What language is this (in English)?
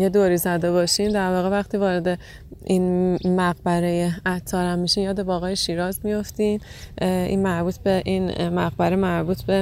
Persian